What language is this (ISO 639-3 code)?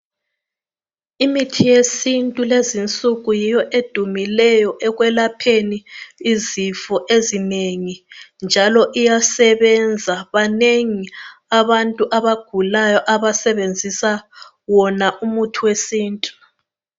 nde